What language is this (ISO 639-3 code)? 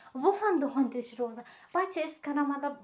kas